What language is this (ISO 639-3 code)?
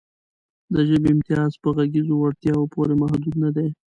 pus